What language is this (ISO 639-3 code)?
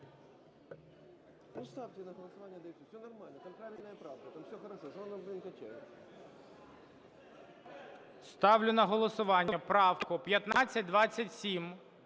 ukr